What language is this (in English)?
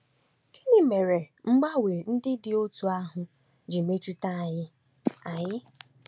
Igbo